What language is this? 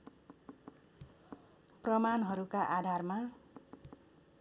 Nepali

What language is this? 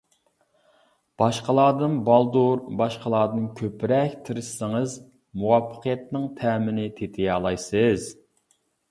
Uyghur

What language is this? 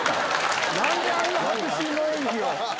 Japanese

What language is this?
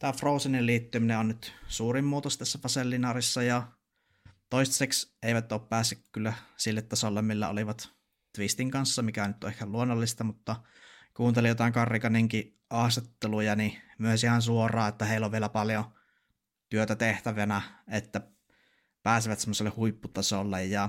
Finnish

